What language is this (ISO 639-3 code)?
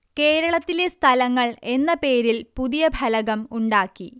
mal